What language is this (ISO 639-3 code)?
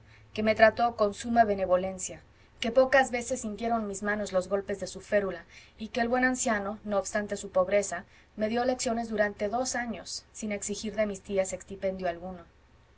spa